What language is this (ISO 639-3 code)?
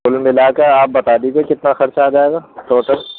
urd